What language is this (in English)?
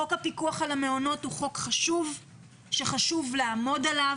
Hebrew